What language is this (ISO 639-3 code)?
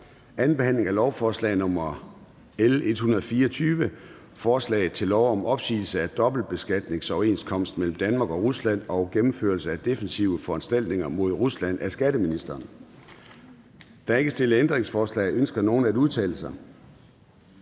dan